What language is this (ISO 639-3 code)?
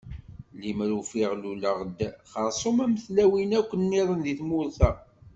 kab